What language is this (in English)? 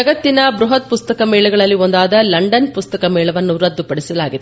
Kannada